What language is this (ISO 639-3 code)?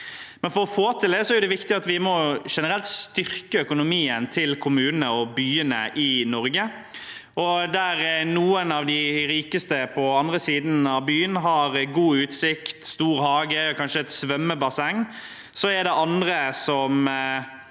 nor